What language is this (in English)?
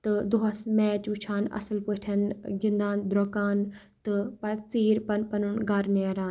Kashmiri